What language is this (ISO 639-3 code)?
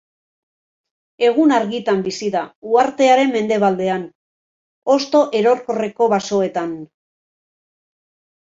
eus